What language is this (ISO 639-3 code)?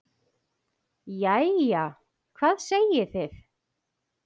isl